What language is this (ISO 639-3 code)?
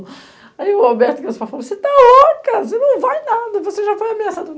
por